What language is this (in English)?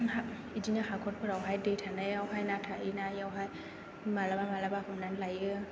Bodo